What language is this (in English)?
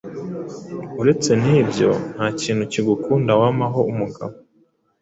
Kinyarwanda